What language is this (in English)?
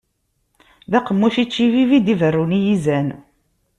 Kabyle